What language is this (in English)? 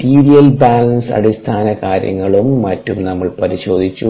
Malayalam